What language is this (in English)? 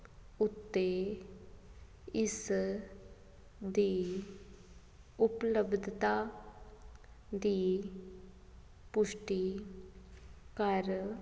Punjabi